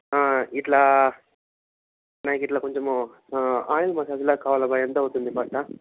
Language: Telugu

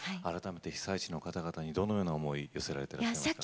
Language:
Japanese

